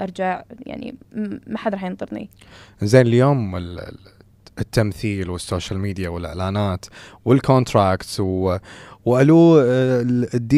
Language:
Arabic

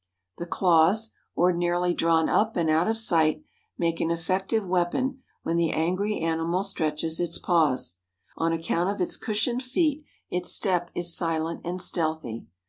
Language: English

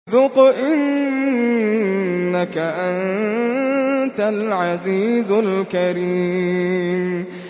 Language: Arabic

